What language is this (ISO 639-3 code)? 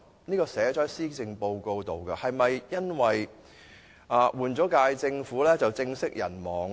yue